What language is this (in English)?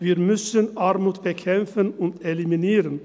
Swiss German